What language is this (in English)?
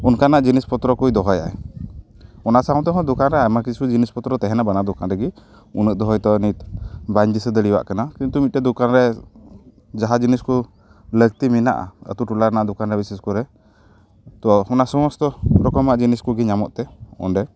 Santali